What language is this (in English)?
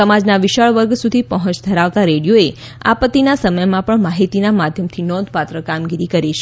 Gujarati